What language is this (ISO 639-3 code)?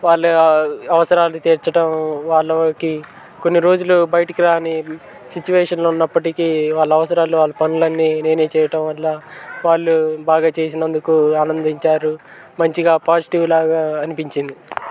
tel